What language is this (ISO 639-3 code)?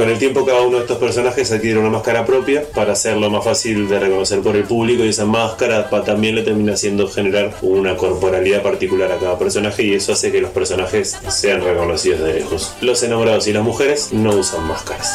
spa